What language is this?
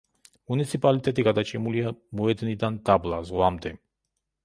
Georgian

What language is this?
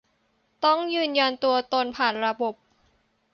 Thai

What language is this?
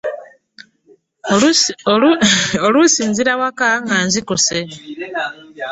Ganda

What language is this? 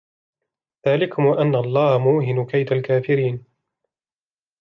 Arabic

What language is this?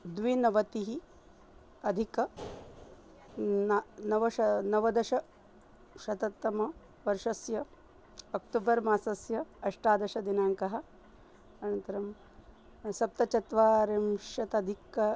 Sanskrit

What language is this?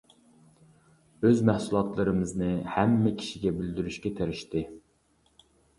Uyghur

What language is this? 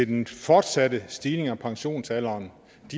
Danish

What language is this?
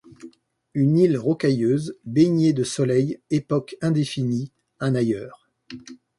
French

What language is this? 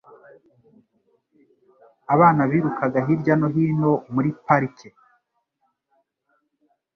Kinyarwanda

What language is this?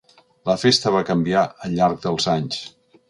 Catalan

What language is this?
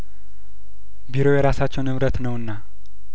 Amharic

